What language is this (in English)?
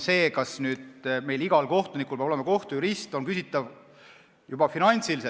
Estonian